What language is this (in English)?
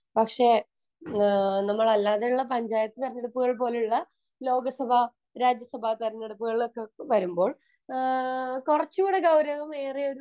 Malayalam